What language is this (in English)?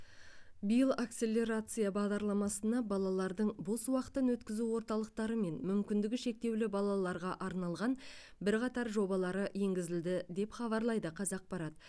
Kazakh